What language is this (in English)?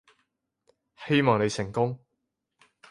Cantonese